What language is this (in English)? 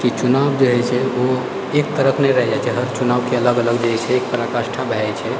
Maithili